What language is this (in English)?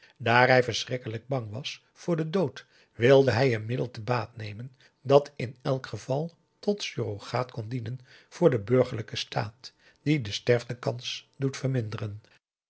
Dutch